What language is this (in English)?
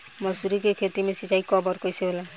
Bhojpuri